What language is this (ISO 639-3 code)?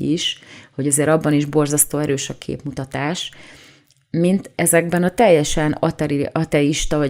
hun